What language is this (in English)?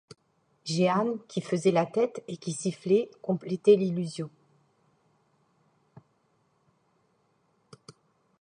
French